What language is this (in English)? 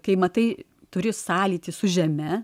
Lithuanian